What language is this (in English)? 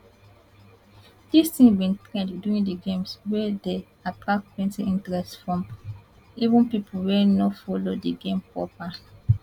Nigerian Pidgin